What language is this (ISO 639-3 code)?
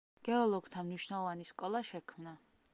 kat